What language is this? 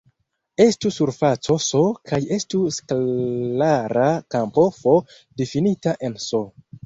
Esperanto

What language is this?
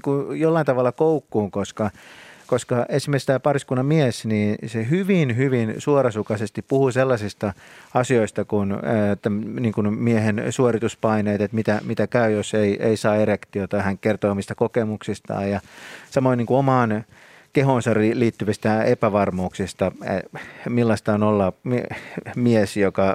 Finnish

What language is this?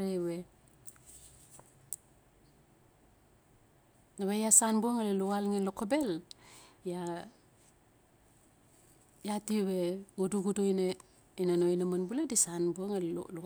Notsi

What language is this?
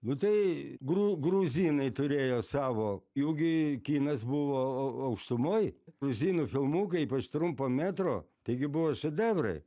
Lithuanian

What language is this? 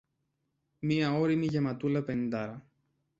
Greek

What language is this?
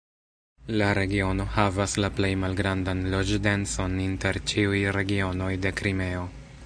Esperanto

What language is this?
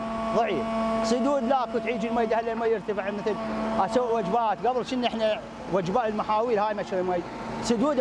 Arabic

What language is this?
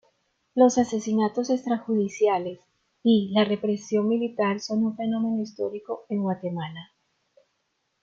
Spanish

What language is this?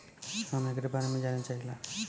Bhojpuri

